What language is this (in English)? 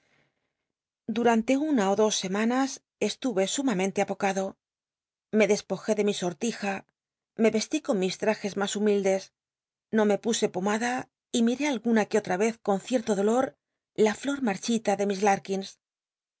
Spanish